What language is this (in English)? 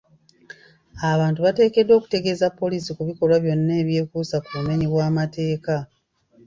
Ganda